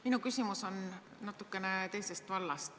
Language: Estonian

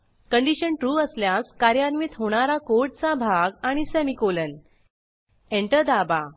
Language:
Marathi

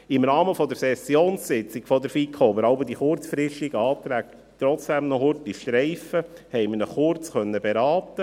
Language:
Swiss German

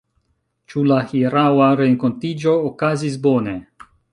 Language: Esperanto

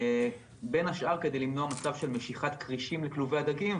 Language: Hebrew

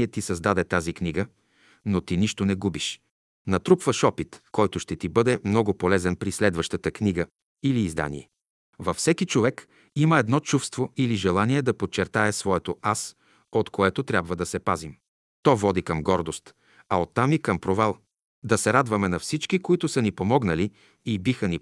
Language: Bulgarian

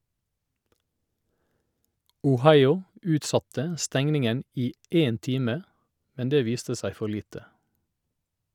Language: Norwegian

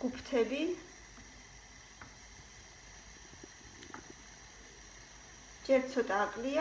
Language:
Romanian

